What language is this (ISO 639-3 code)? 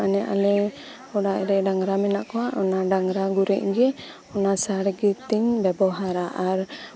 sat